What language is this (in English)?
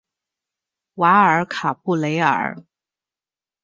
Chinese